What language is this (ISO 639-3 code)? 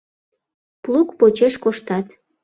chm